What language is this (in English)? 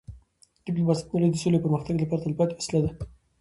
Pashto